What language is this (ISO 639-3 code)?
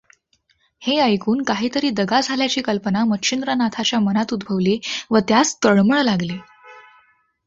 mar